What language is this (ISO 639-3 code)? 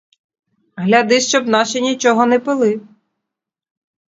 ukr